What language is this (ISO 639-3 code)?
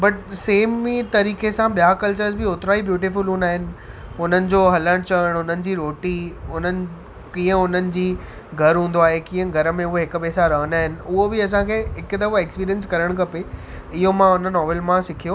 snd